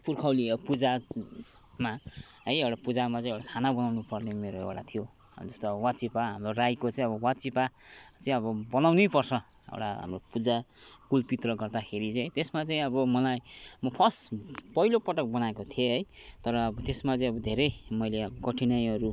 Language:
Nepali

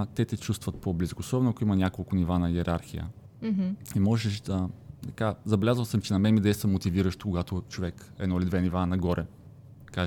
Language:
Bulgarian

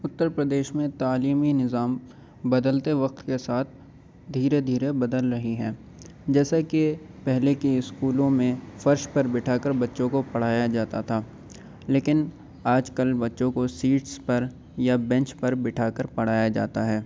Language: Urdu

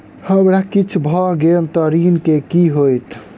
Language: Maithili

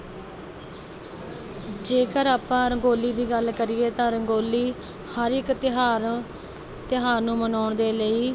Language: Punjabi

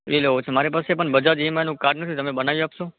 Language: Gujarati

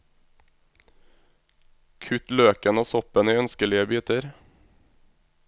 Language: Norwegian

